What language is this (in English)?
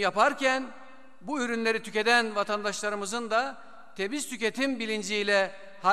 Turkish